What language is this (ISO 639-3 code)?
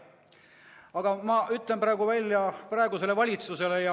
est